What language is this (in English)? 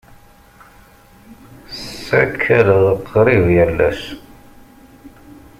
Kabyle